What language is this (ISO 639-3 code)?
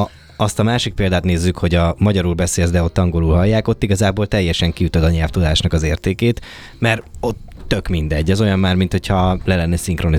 hun